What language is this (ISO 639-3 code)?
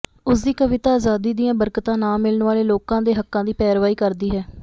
pan